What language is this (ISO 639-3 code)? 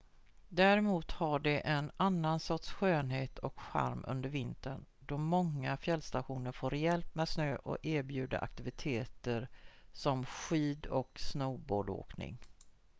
swe